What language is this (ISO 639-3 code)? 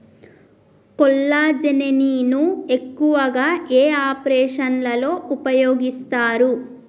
tel